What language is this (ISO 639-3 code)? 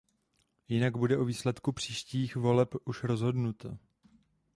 ces